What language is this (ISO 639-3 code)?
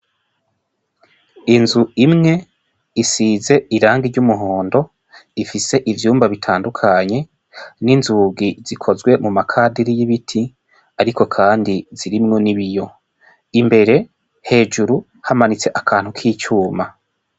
run